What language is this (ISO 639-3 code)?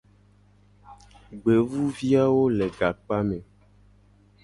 gej